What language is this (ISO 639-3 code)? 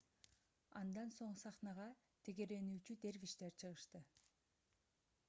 kir